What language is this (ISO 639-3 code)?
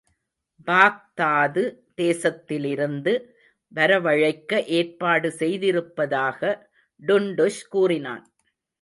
tam